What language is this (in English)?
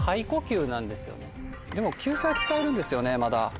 Japanese